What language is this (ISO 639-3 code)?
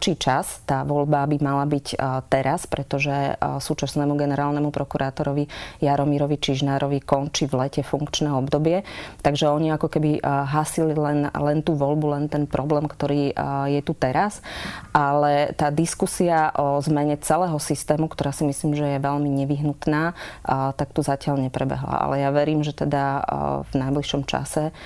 slk